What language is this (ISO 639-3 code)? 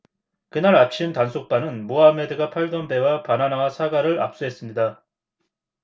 kor